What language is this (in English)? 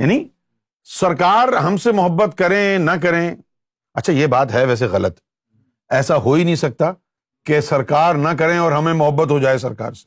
Urdu